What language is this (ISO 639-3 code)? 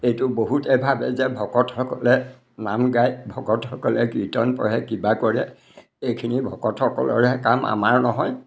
asm